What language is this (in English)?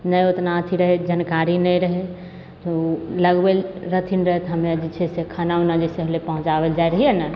Maithili